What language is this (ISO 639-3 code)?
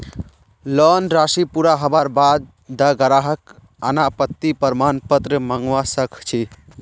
mag